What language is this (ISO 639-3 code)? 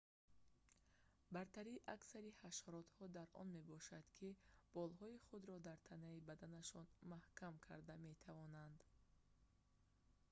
tgk